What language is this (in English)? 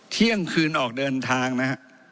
Thai